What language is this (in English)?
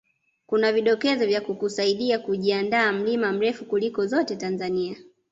Swahili